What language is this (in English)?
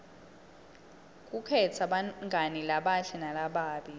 Swati